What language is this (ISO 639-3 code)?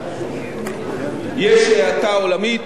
heb